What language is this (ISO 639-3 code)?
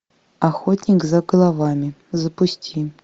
rus